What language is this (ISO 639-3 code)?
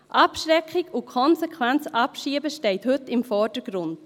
gsw